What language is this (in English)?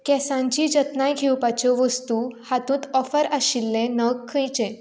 Konkani